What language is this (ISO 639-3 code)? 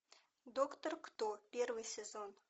rus